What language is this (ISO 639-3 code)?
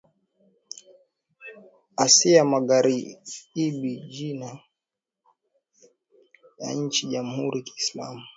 swa